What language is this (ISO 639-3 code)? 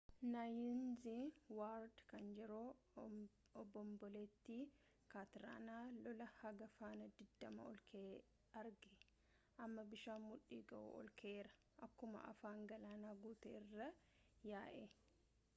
orm